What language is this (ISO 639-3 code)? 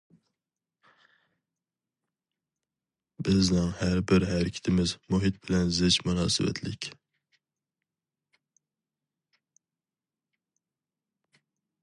uig